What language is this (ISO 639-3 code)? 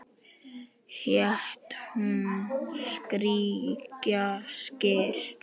isl